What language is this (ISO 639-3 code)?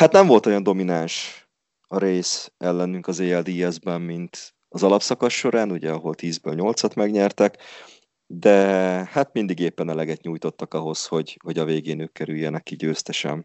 hun